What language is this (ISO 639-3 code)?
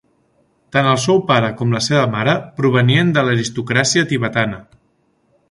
cat